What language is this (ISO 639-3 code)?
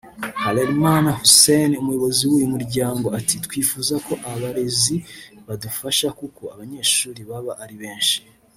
kin